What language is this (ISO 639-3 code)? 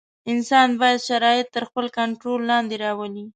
pus